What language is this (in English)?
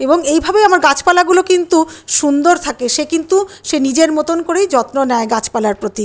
Bangla